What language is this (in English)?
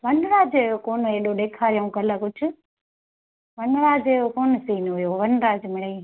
Sindhi